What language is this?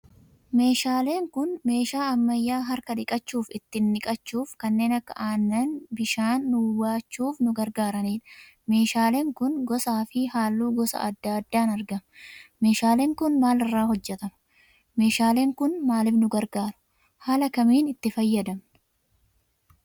Oromo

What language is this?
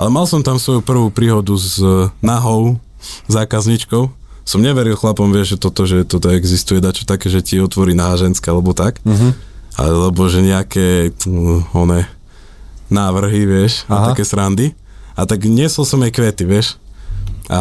Slovak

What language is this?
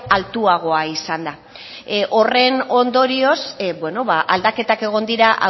Basque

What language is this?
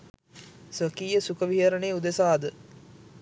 Sinhala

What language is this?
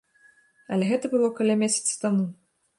Belarusian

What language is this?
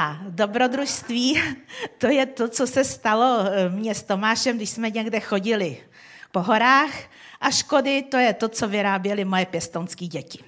Czech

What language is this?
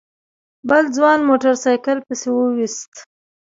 Pashto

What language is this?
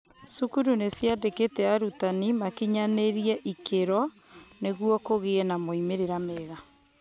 Kikuyu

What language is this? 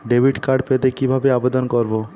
Bangla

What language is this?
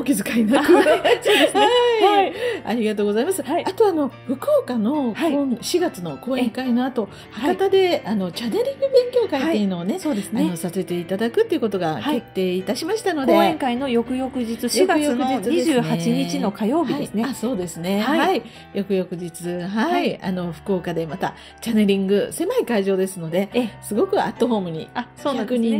Japanese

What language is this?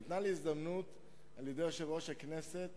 Hebrew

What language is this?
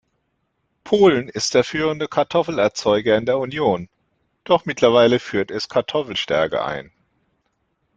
German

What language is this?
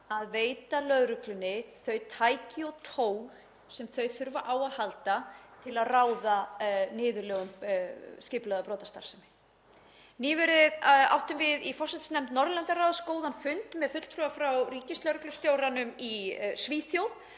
Icelandic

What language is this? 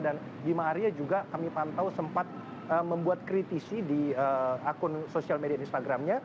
Indonesian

